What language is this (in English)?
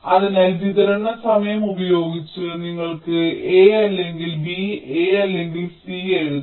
Malayalam